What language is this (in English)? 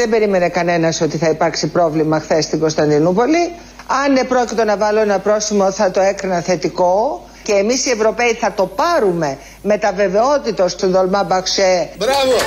Greek